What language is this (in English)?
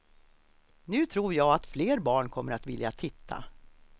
Swedish